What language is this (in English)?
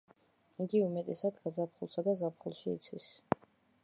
Georgian